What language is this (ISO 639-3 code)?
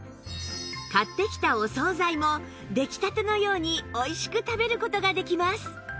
jpn